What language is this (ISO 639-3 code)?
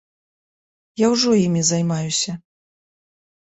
bel